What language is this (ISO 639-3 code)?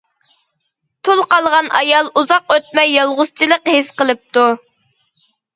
uig